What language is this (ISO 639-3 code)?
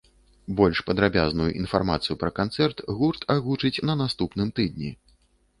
bel